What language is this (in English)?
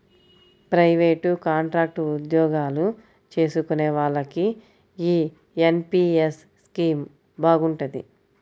Telugu